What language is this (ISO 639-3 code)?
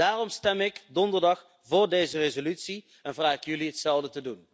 nld